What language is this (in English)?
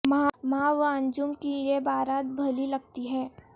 Urdu